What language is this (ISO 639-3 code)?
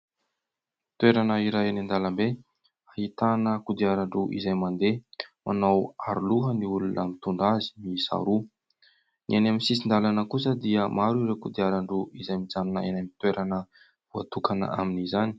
mlg